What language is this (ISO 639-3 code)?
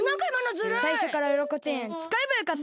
jpn